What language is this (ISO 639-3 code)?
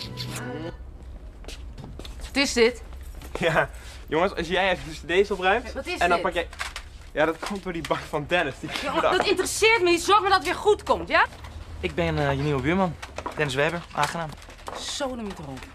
nld